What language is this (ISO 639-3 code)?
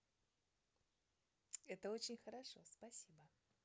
rus